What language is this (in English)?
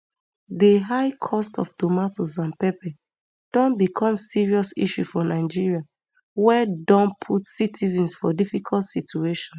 Nigerian Pidgin